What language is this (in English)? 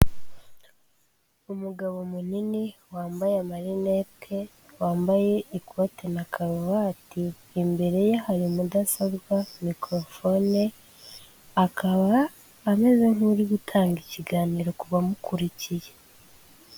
Kinyarwanda